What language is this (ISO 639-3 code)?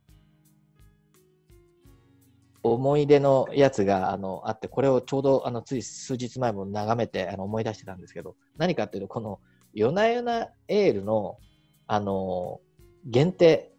jpn